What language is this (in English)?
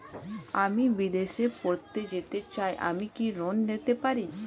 Bangla